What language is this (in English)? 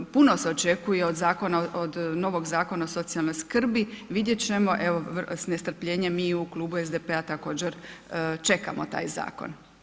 Croatian